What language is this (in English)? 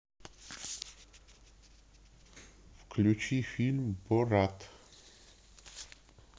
Russian